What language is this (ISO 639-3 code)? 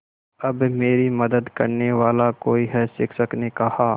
hin